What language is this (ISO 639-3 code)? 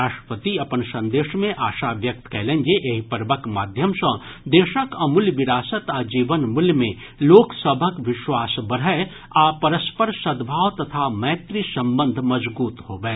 mai